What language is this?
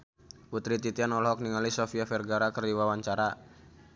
Sundanese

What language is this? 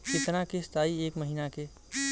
Bhojpuri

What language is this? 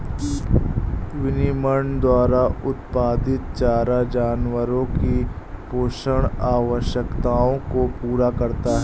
Hindi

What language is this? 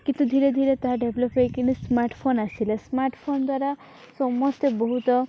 Odia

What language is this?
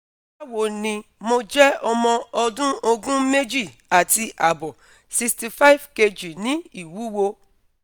Yoruba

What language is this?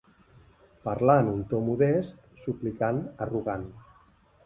Catalan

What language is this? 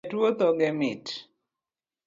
Luo (Kenya and Tanzania)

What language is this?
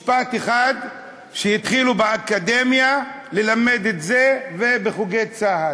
Hebrew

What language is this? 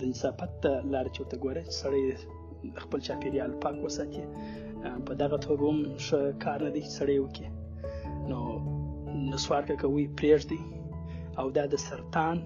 Urdu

